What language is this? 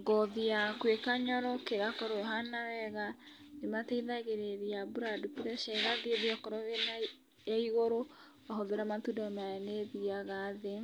Kikuyu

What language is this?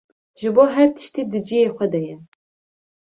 Kurdish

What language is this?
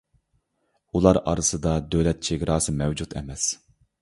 Uyghur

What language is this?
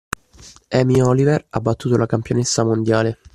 Italian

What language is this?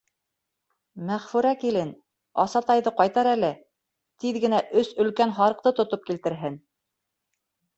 Bashkir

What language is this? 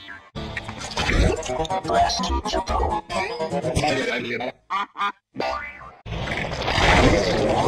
English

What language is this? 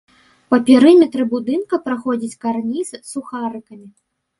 Belarusian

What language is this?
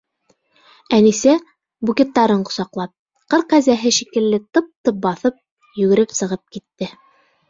Bashkir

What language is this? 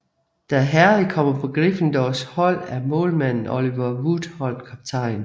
Danish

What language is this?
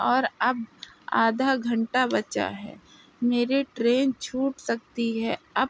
Urdu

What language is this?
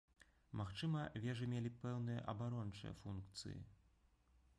Belarusian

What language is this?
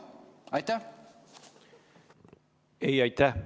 Estonian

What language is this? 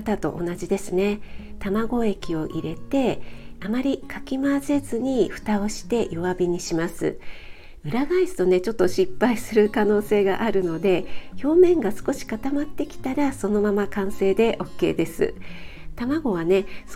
Japanese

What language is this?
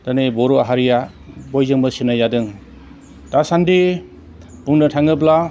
Bodo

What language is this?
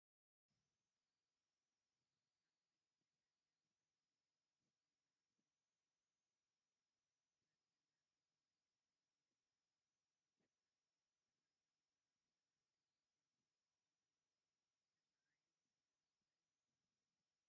Tigrinya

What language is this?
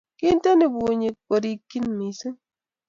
Kalenjin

